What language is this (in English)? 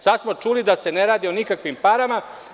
Serbian